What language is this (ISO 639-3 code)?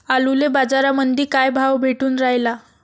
mar